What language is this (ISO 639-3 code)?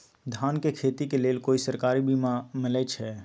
mag